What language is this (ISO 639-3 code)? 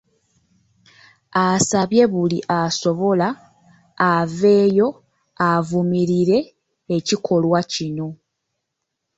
lug